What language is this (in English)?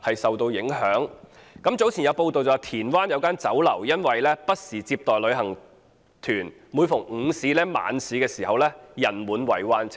Cantonese